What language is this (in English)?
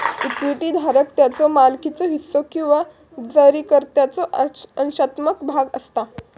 Marathi